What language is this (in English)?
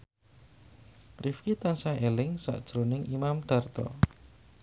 Javanese